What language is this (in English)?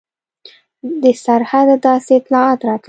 Pashto